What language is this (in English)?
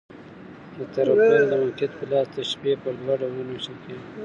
Pashto